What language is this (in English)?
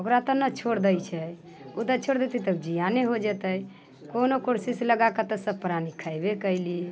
Maithili